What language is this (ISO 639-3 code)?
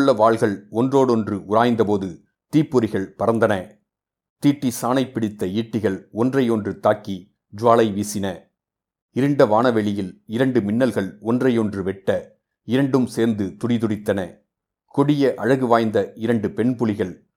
tam